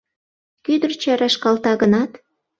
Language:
Mari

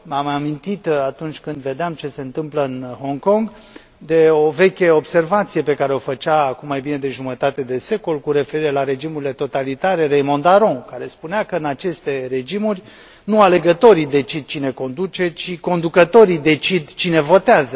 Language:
Romanian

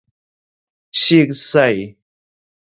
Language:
Min Nan Chinese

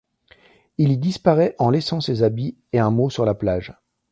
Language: French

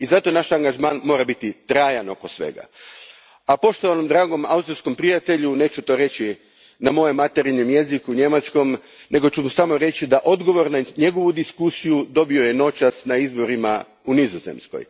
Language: Croatian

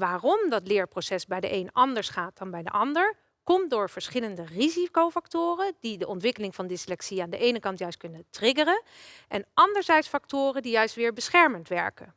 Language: Dutch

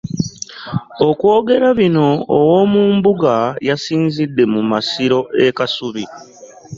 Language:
Ganda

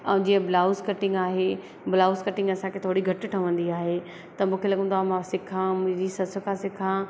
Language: Sindhi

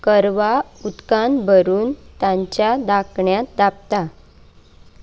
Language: Konkani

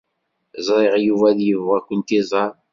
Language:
Kabyle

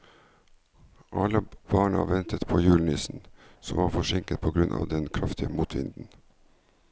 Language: Norwegian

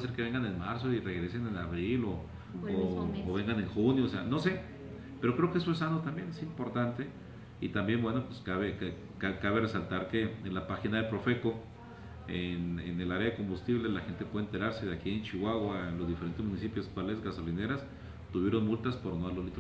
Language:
Spanish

